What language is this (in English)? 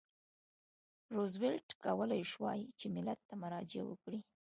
Pashto